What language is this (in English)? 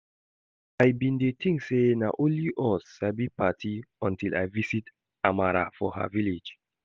Nigerian Pidgin